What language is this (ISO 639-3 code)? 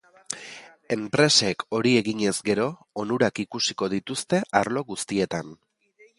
eus